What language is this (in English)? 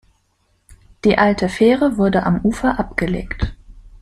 German